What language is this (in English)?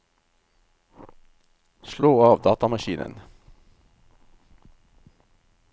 Norwegian